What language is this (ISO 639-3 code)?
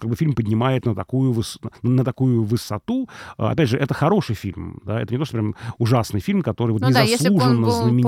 rus